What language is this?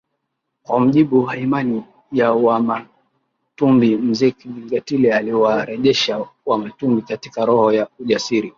Swahili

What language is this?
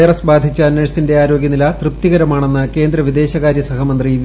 Malayalam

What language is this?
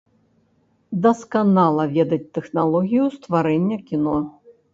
Belarusian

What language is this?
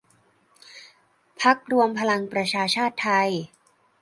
Thai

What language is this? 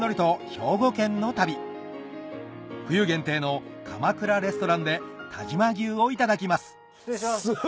Japanese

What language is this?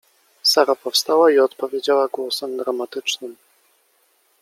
Polish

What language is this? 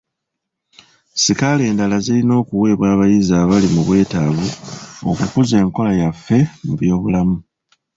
Ganda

